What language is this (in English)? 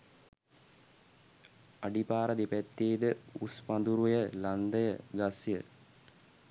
Sinhala